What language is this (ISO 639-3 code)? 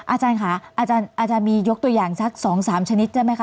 tha